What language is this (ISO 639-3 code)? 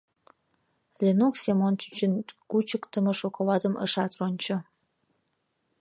chm